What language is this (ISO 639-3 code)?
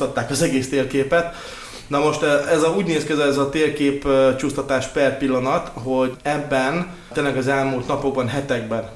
hun